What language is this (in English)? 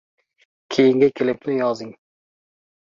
Uzbek